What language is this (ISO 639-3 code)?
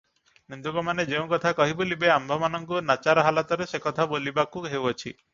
ori